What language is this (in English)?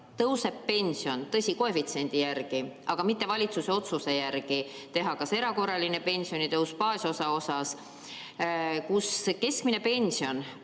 Estonian